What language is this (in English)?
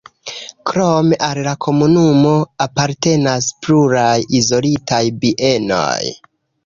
Esperanto